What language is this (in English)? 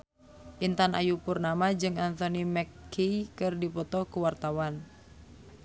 Sundanese